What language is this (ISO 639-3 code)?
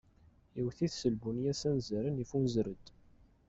kab